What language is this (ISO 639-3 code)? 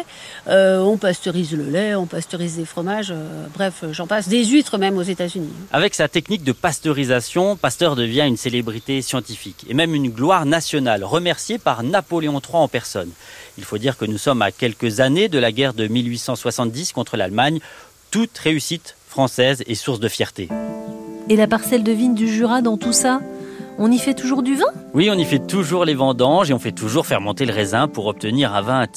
fra